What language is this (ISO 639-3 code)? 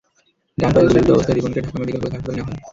ben